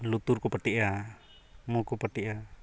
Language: Santali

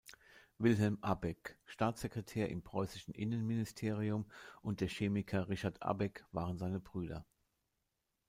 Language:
German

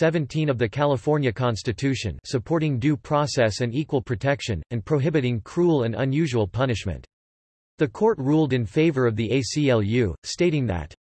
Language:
English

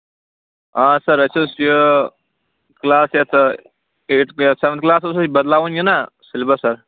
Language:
Kashmiri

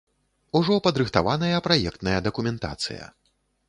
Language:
Belarusian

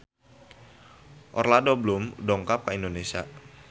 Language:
Sundanese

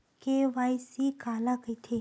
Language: Chhattisgarhi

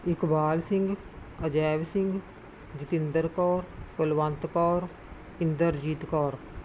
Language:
Punjabi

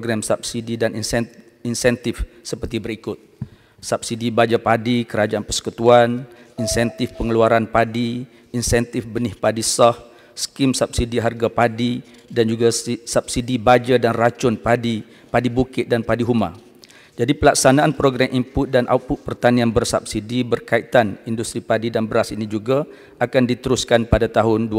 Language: Malay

